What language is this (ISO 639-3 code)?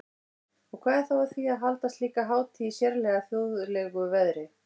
isl